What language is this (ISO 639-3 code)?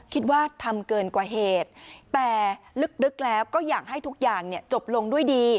tha